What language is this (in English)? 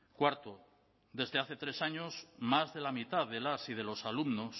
Spanish